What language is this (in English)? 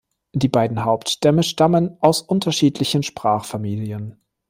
German